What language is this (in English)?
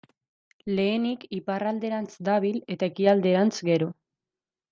Basque